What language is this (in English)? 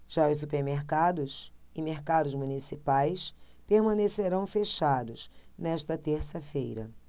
Portuguese